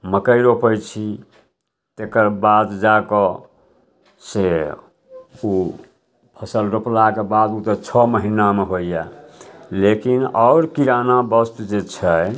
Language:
Maithili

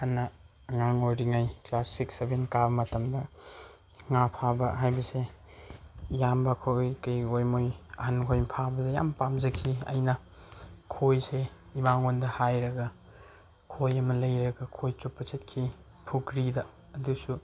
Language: Manipuri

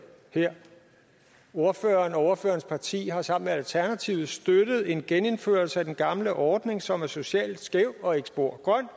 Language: Danish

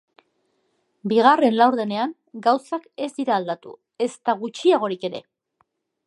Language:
Basque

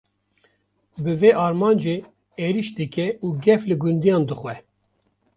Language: Kurdish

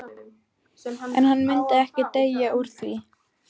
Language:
Icelandic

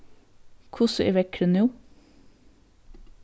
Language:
Faroese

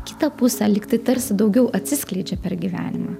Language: Lithuanian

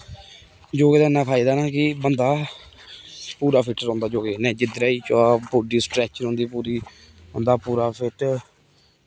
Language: Dogri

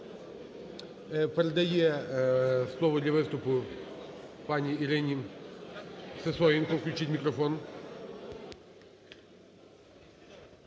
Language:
Ukrainian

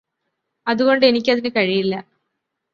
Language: Malayalam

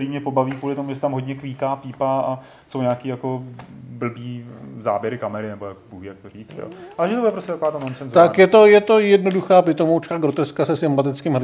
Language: Czech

